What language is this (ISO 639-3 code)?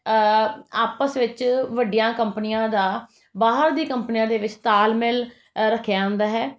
pan